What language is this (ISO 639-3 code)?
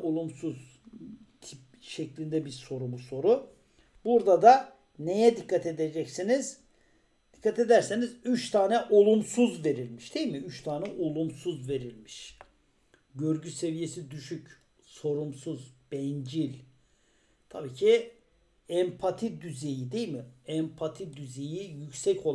tur